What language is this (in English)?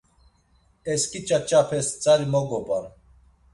Laz